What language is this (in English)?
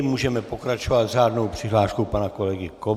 Czech